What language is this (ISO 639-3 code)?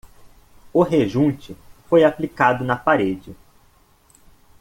por